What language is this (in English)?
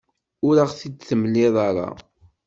Kabyle